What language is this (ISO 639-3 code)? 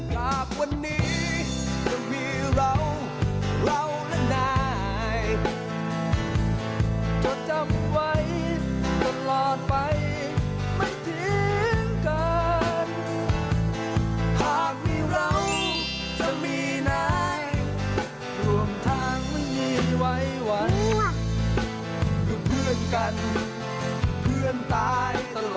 tha